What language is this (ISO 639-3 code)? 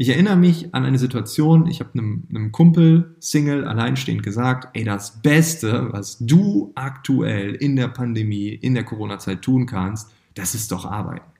deu